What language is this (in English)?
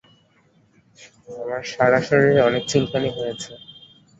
Bangla